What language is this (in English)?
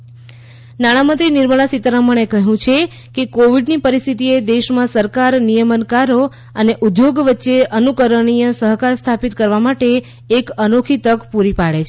Gujarati